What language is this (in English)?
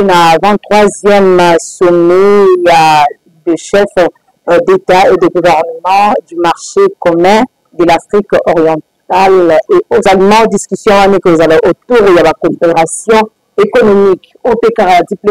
French